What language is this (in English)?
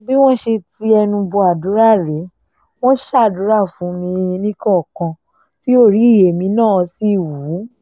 Yoruba